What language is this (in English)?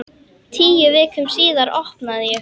Icelandic